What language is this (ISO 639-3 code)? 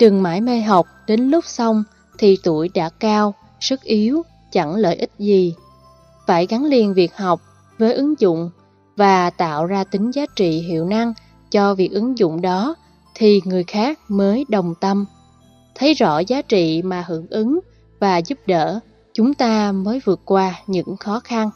vie